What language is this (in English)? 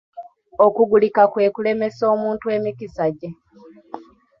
Ganda